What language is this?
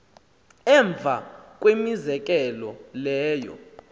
Xhosa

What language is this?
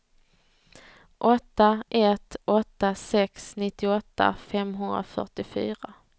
Swedish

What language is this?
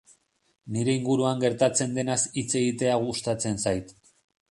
Basque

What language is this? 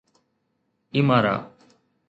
Sindhi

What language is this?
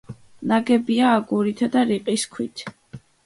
Georgian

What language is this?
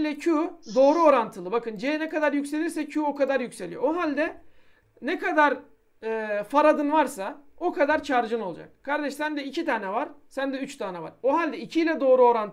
Turkish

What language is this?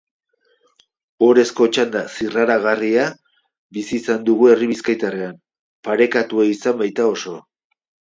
Basque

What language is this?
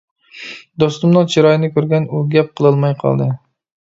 Uyghur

